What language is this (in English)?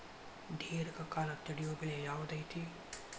Kannada